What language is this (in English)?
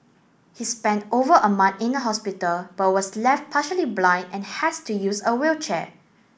English